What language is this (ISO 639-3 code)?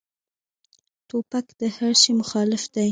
pus